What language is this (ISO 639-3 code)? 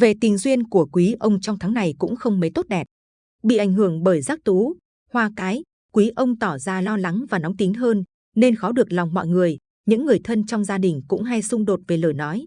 vie